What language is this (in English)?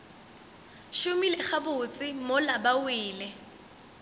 Northern Sotho